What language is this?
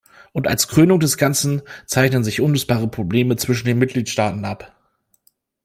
German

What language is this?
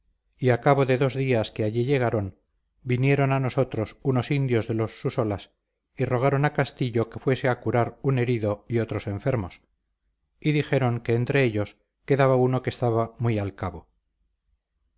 Spanish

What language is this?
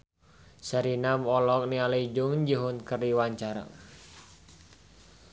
Sundanese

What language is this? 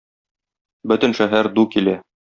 Tatar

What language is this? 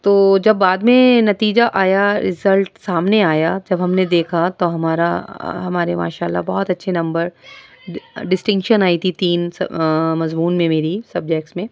Urdu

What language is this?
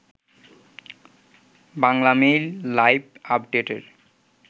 Bangla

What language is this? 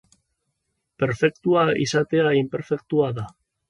Basque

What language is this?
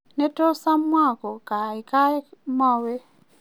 Kalenjin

